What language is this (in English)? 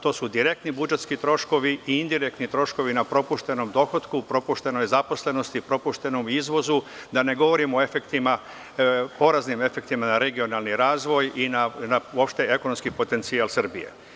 Serbian